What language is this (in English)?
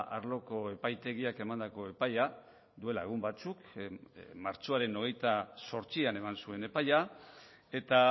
Basque